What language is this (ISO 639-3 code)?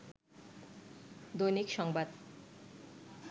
ben